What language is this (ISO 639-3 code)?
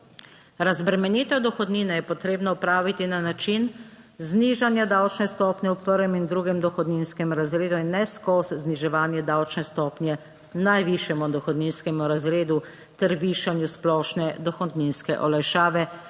slv